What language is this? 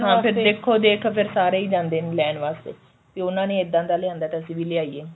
Punjabi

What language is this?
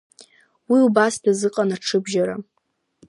Abkhazian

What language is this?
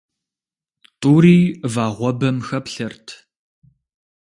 Kabardian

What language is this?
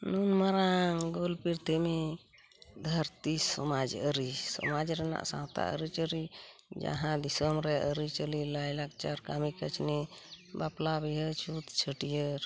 Santali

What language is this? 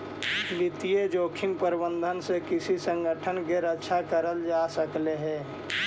Magahi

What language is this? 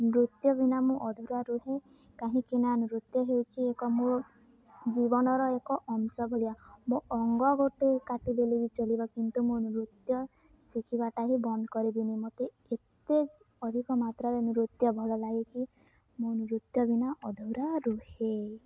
Odia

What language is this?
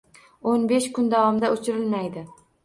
Uzbek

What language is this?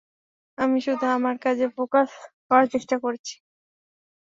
Bangla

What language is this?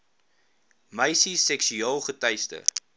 Afrikaans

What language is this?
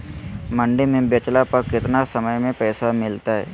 Magahi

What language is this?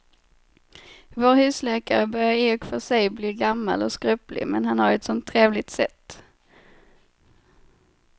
Swedish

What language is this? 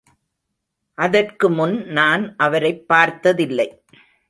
Tamil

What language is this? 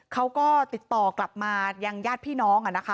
Thai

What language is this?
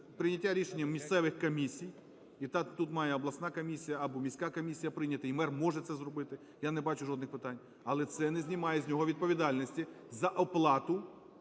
Ukrainian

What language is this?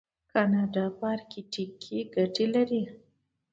Pashto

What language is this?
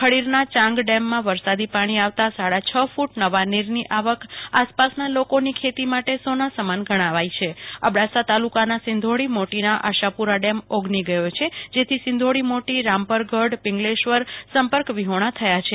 Gujarati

